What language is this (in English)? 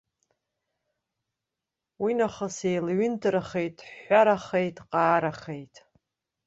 Abkhazian